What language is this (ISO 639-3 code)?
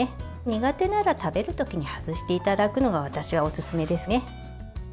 jpn